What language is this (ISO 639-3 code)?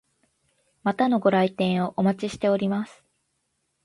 jpn